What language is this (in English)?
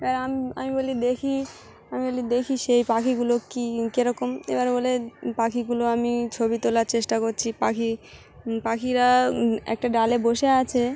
Bangla